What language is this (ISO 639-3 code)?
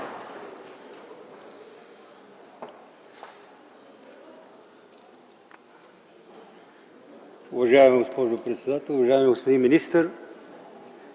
bul